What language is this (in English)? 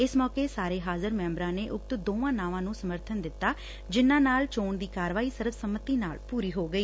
Punjabi